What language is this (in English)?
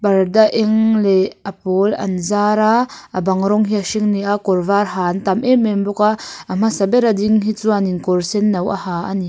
Mizo